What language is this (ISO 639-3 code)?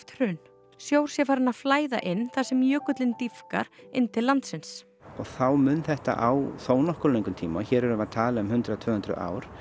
isl